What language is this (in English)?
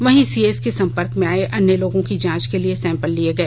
Hindi